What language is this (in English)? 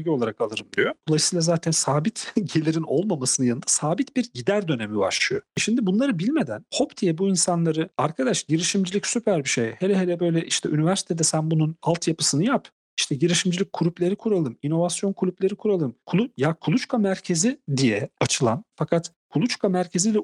Turkish